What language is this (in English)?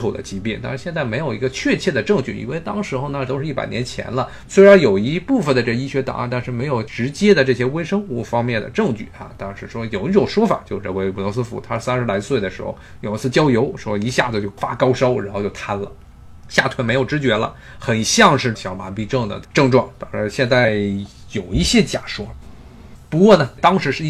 Chinese